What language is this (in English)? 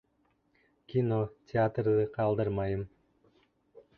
Bashkir